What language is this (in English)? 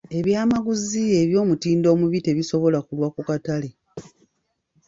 Ganda